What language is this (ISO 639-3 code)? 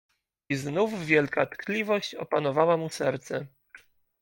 pol